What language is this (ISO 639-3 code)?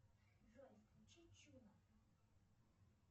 rus